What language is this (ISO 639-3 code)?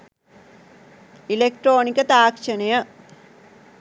sin